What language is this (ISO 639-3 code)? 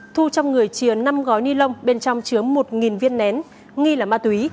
vie